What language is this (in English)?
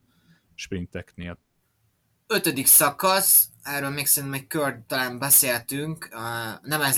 Hungarian